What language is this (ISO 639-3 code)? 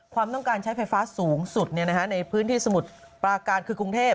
tha